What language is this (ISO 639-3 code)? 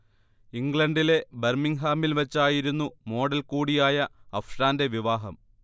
mal